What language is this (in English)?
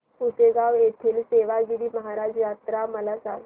Marathi